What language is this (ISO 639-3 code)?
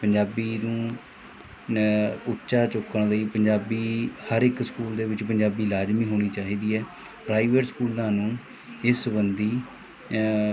pan